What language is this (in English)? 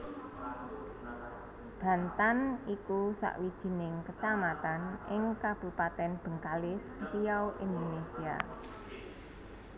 Javanese